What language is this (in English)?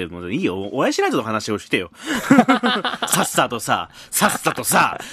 Japanese